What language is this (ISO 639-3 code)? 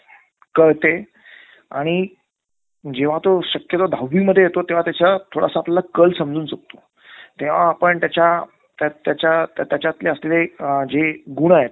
mar